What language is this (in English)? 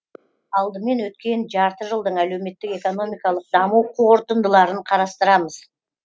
Kazakh